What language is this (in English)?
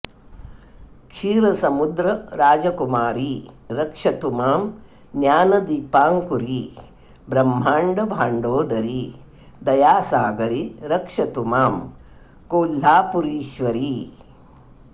Sanskrit